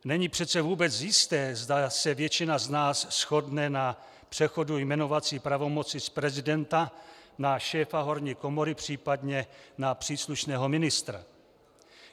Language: Czech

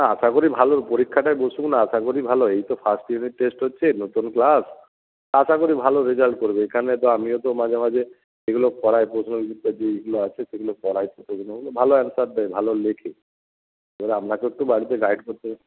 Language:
Bangla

